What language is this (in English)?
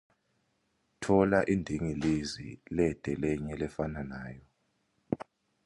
Swati